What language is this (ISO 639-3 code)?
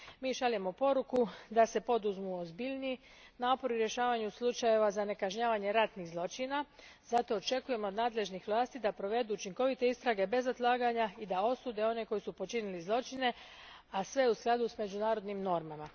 hrv